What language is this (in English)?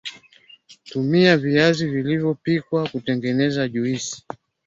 Swahili